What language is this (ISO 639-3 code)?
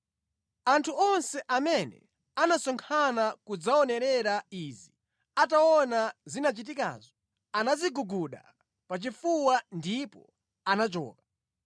nya